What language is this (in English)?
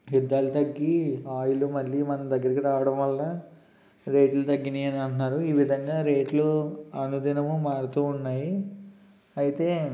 Telugu